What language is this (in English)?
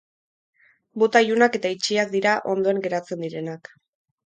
Basque